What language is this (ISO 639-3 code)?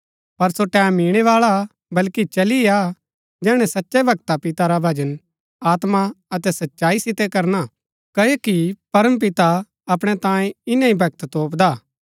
gbk